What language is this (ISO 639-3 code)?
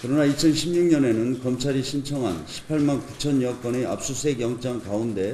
kor